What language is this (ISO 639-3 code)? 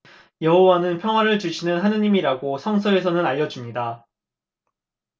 kor